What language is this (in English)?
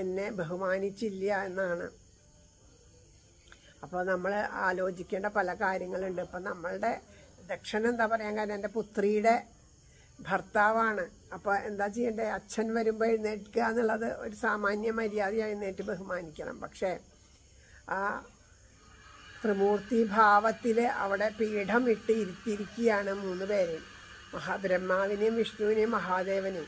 Italian